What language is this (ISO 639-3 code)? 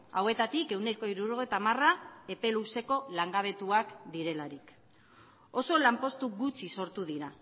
eus